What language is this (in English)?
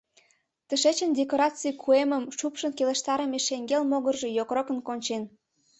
Mari